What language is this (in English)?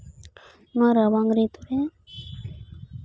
Santali